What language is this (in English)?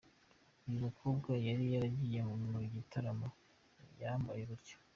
Kinyarwanda